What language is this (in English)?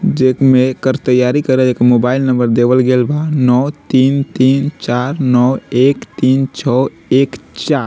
Bhojpuri